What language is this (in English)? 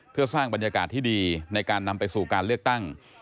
Thai